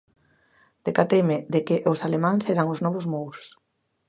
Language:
Galician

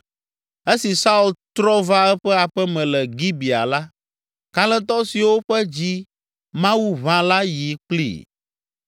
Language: Ewe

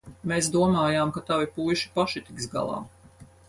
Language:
Latvian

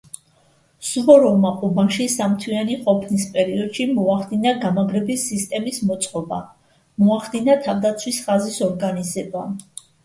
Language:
Georgian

